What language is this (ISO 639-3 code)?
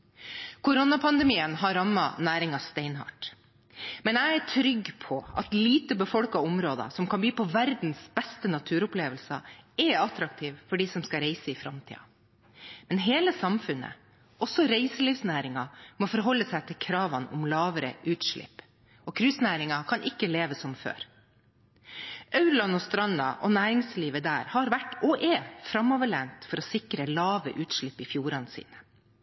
nob